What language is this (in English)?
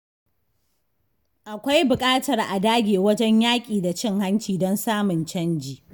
Hausa